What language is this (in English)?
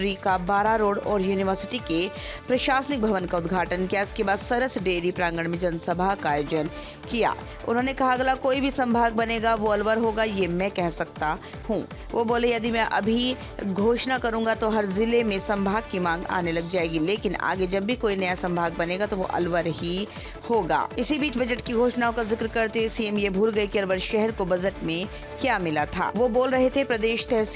Hindi